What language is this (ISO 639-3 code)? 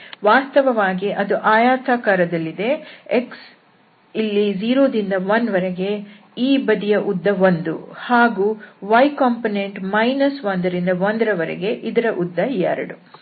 kan